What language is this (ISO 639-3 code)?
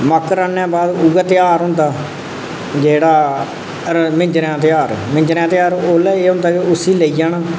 doi